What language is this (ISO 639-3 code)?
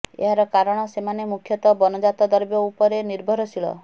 ori